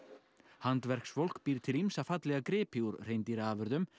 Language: Icelandic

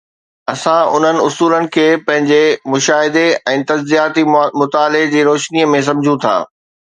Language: Sindhi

